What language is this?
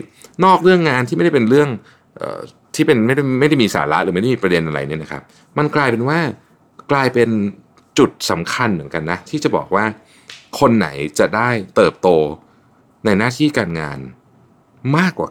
Thai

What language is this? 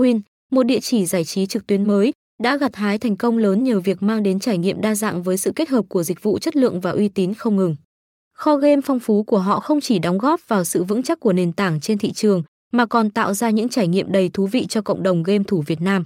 Vietnamese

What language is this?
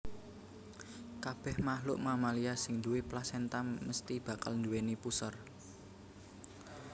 Javanese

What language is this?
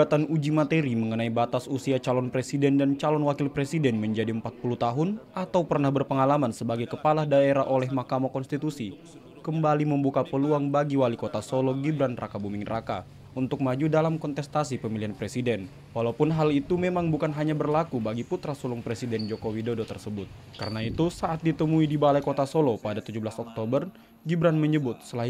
Indonesian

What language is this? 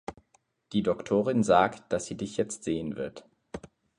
German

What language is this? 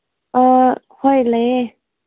Manipuri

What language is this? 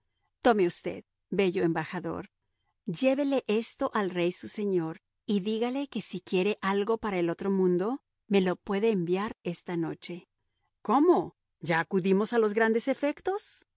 Spanish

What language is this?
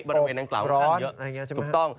Thai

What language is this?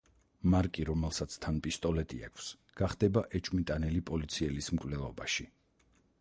Georgian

